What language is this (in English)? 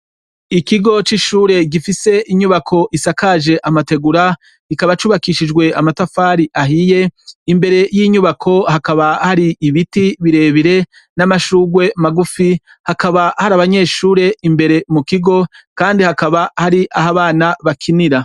Rundi